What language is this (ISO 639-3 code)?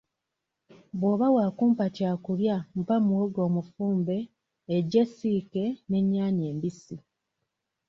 lug